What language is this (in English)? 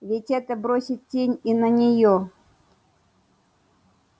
Russian